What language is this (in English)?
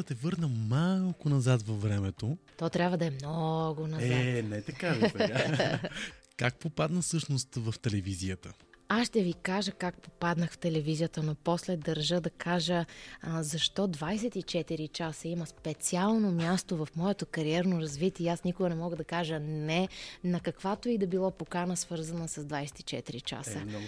Bulgarian